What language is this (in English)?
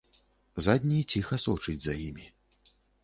Belarusian